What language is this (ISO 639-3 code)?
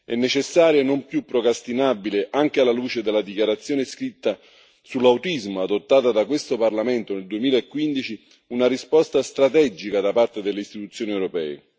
ita